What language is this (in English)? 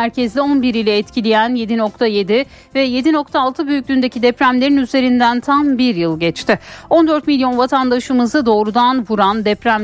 Turkish